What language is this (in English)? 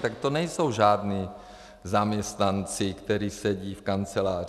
Czech